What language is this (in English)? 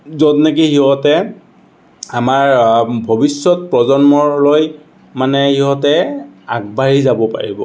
Assamese